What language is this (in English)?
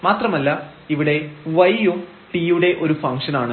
Malayalam